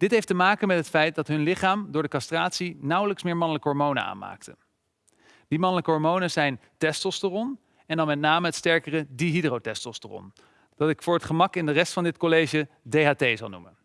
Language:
Dutch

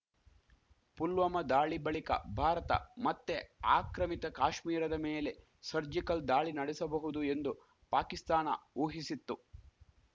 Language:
Kannada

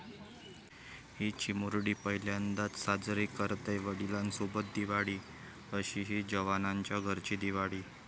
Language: Marathi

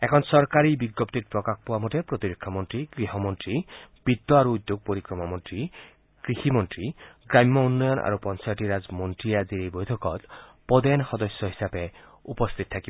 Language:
Assamese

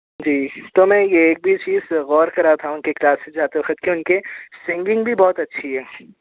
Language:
Urdu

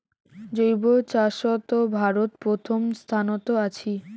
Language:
Bangla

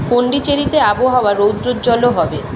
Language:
Bangla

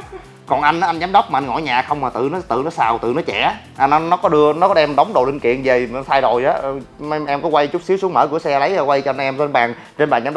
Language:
Vietnamese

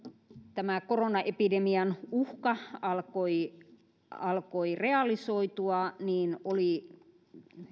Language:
Finnish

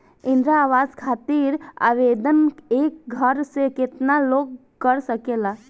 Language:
Bhojpuri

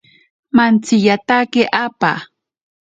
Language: Ashéninka Perené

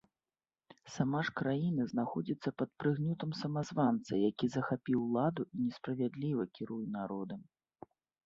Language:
Belarusian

